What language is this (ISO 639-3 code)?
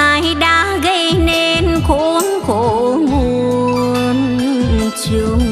vie